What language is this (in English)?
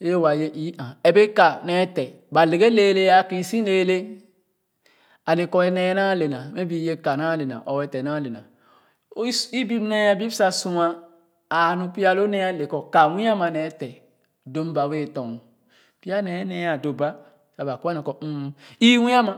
Khana